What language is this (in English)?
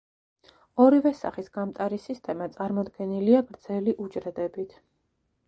Georgian